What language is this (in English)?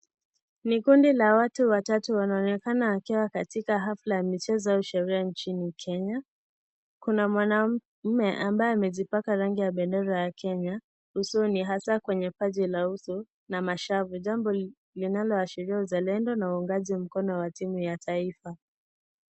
Swahili